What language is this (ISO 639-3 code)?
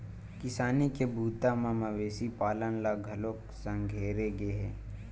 hne